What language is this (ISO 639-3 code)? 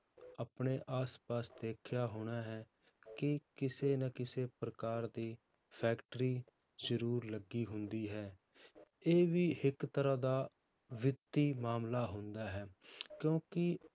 pan